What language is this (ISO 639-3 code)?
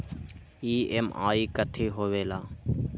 mag